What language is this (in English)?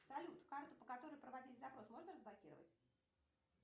Russian